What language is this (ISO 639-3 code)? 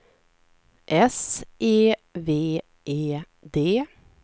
swe